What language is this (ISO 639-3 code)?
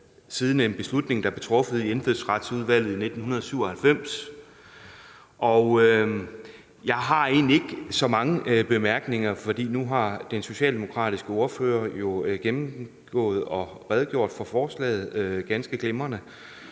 dan